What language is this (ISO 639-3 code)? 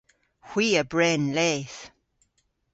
cor